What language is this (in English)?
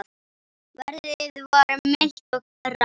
Icelandic